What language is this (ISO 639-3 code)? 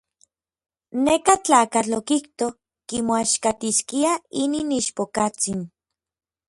nlv